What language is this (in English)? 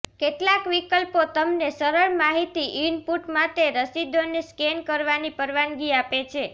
Gujarati